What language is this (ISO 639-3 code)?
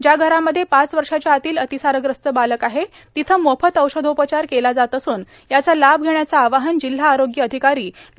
mar